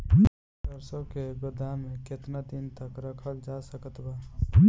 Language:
Bhojpuri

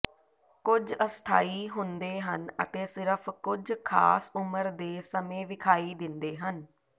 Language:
Punjabi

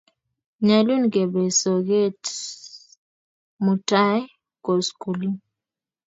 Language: Kalenjin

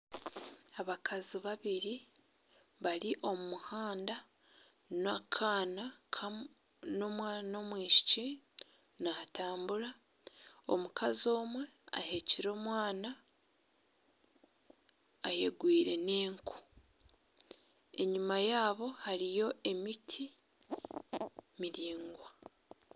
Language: Nyankole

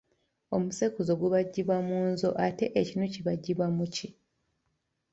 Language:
Ganda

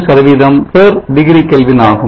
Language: Tamil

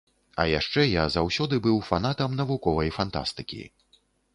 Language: Belarusian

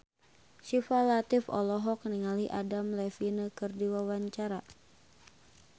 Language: Sundanese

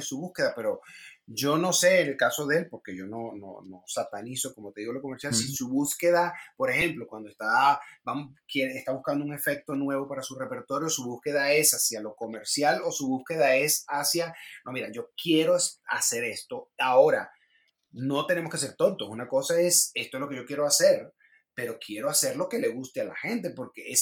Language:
Spanish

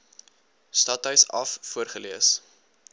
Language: Afrikaans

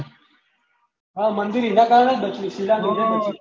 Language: Gujarati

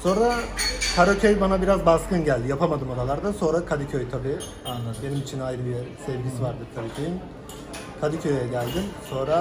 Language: Turkish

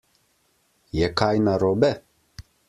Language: Slovenian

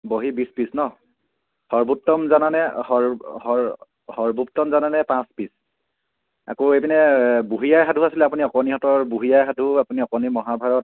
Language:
Assamese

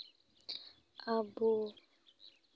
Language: Santali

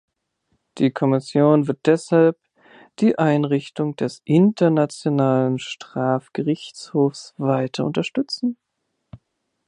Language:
German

